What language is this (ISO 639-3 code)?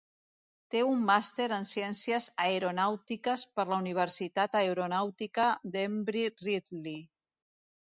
cat